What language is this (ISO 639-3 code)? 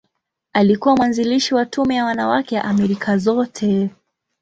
swa